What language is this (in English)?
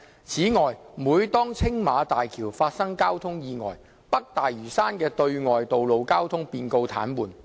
Cantonese